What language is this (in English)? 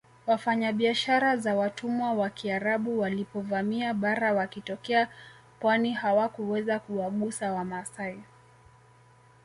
Swahili